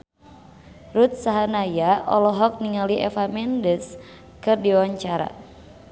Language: Sundanese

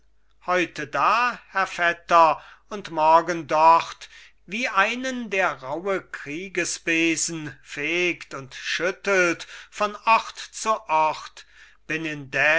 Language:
German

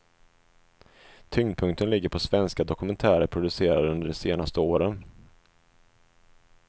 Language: Swedish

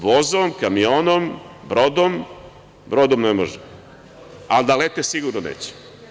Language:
Serbian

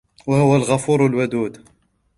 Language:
Arabic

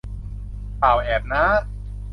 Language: Thai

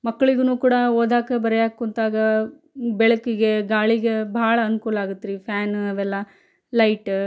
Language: Kannada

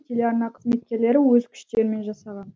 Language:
Kazakh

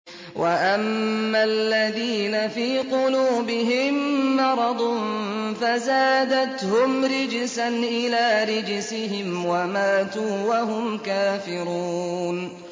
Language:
Arabic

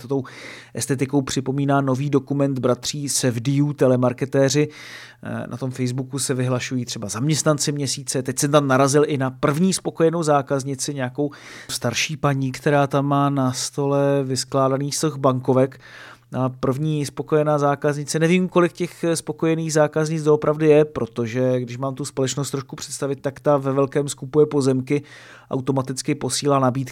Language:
Czech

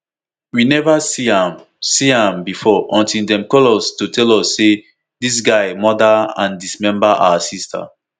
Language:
Nigerian Pidgin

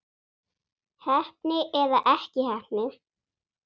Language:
Icelandic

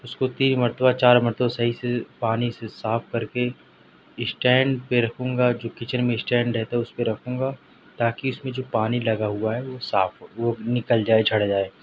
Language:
Urdu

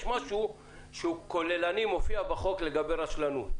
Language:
Hebrew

